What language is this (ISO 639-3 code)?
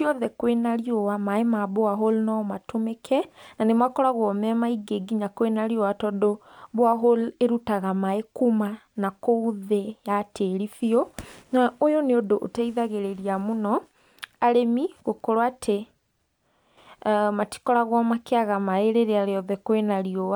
kik